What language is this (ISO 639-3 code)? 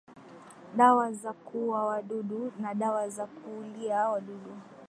swa